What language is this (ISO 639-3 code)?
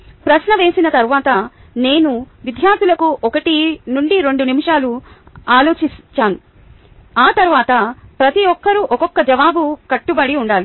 tel